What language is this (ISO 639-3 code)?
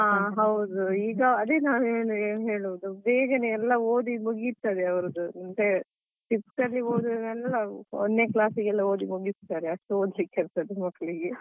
kan